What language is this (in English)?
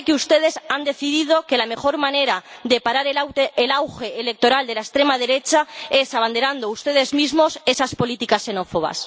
Spanish